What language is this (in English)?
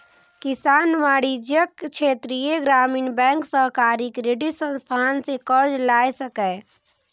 Maithili